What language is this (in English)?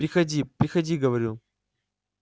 Russian